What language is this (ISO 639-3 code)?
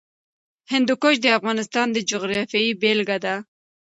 pus